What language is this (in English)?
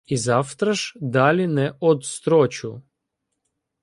Ukrainian